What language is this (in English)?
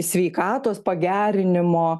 Lithuanian